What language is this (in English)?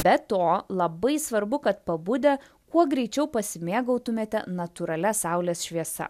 Lithuanian